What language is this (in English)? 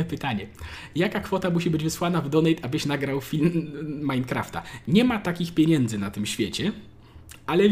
Polish